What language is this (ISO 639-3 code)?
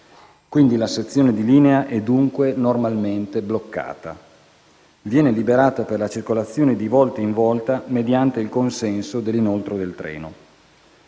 ita